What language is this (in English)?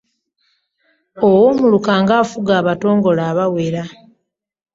Ganda